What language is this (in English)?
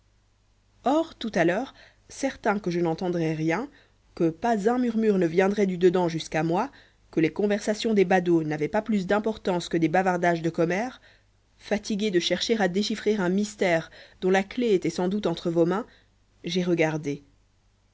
French